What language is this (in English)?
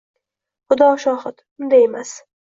Uzbek